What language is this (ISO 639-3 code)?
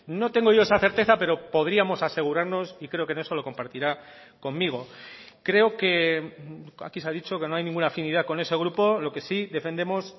spa